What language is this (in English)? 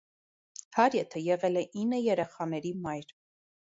Armenian